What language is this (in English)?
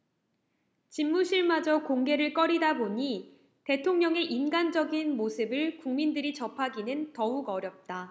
Korean